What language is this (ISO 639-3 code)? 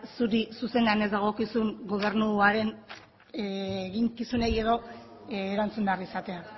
eus